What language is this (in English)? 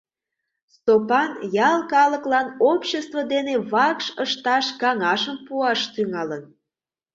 Mari